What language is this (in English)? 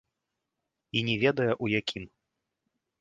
Belarusian